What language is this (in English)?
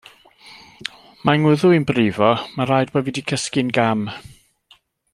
Welsh